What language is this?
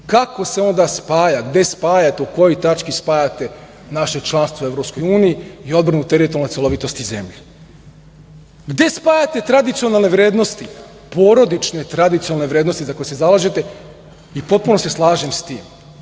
Serbian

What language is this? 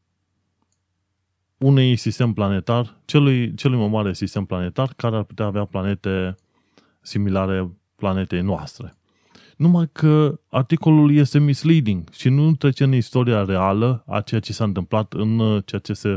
Romanian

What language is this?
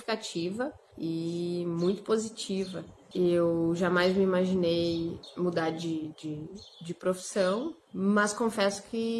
Portuguese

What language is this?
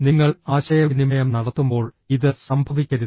Malayalam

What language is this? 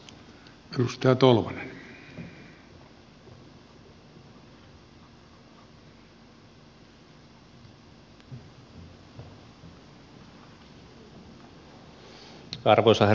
Finnish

